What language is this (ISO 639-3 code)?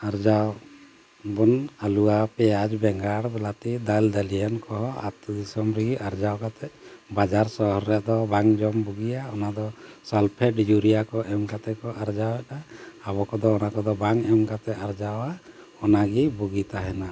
sat